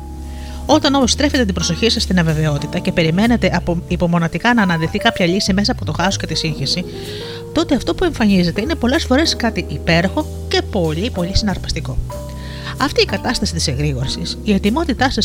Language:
Greek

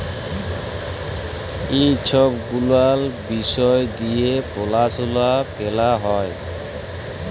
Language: Bangla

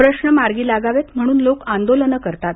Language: Marathi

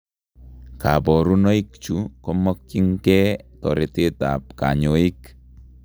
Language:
Kalenjin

